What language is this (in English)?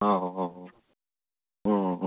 Gujarati